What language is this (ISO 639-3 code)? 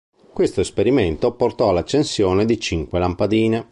ita